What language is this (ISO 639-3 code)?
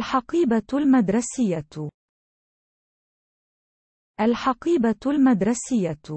ara